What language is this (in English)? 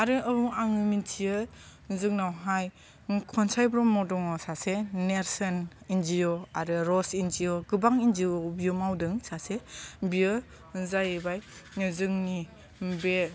Bodo